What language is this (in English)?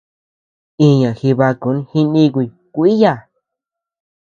Tepeuxila Cuicatec